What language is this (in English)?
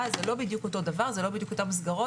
Hebrew